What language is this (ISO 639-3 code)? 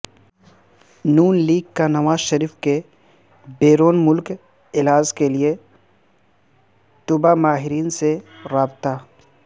urd